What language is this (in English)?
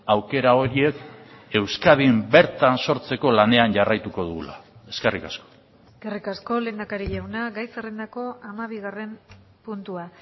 Basque